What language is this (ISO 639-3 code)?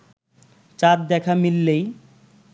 ben